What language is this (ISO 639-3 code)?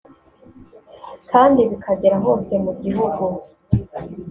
kin